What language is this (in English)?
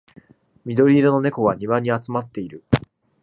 Japanese